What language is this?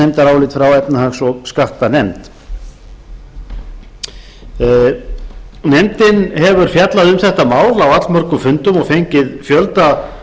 Icelandic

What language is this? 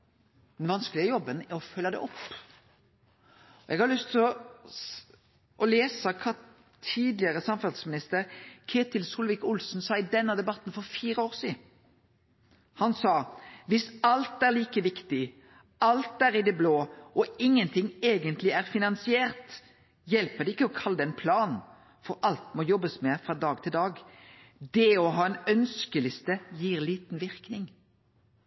Norwegian Nynorsk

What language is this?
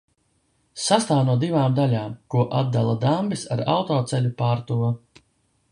Latvian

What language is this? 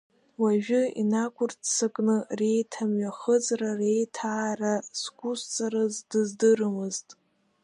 Abkhazian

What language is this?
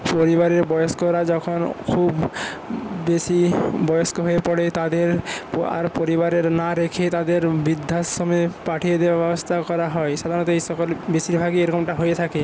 Bangla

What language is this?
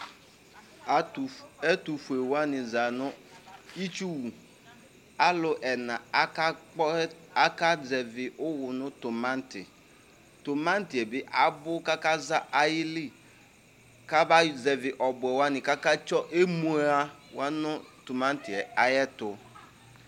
Ikposo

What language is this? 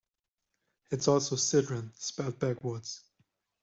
English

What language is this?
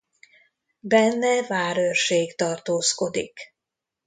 Hungarian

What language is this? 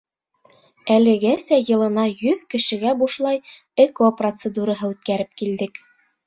Bashkir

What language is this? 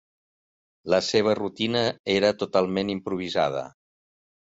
Catalan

